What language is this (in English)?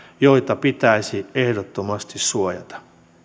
Finnish